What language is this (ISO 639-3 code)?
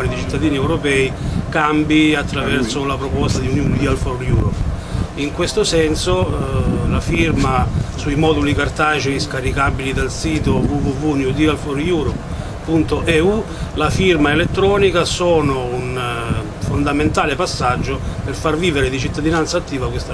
ita